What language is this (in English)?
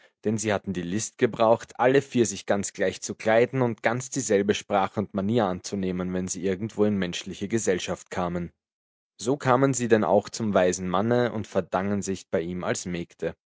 German